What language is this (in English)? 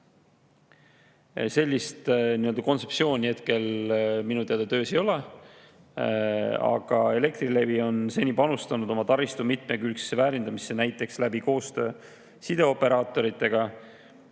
Estonian